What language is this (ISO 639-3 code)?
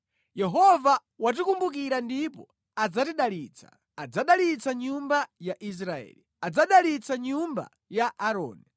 nya